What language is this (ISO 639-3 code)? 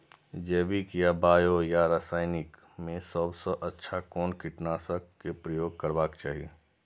mai